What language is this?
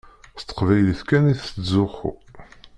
Kabyle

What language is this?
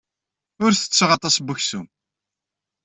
Kabyle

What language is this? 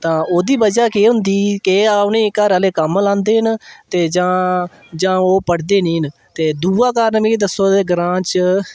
Dogri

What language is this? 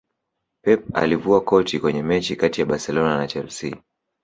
Swahili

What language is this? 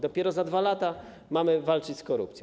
Polish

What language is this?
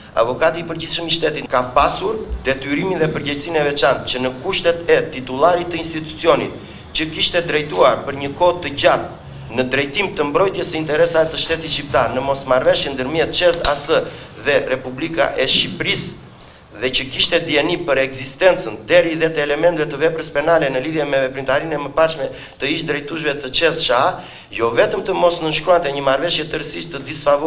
Portuguese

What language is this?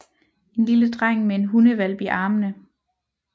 Danish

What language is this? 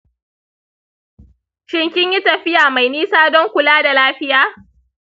Hausa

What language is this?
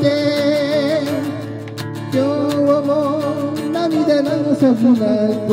Arabic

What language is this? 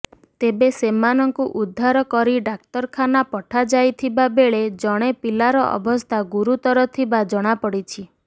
Odia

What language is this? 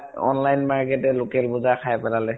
Assamese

